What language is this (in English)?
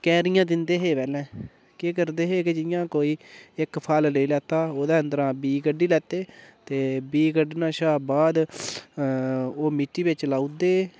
Dogri